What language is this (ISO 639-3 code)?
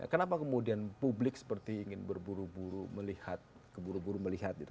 ind